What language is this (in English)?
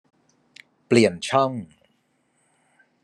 Thai